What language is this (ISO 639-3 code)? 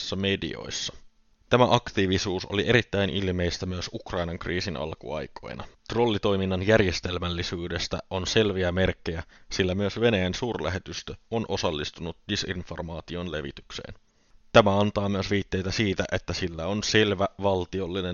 fin